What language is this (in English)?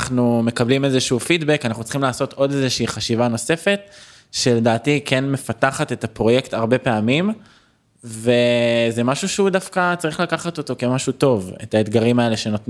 Hebrew